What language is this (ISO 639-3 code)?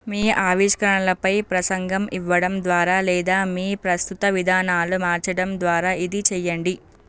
tel